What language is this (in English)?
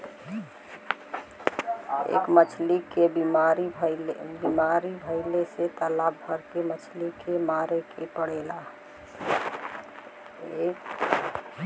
Bhojpuri